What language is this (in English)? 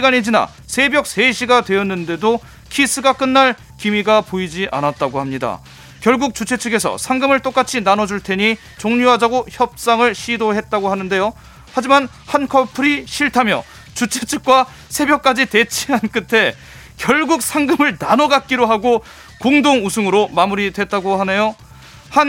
Korean